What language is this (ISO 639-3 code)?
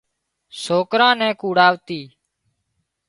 kxp